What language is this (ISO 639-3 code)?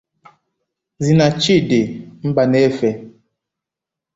ibo